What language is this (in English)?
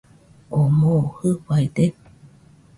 Nüpode Huitoto